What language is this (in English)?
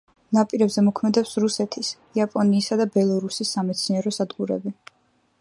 Georgian